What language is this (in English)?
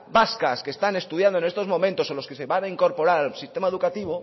Spanish